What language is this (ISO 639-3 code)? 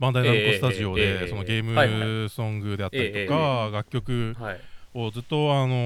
jpn